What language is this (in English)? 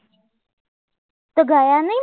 Gujarati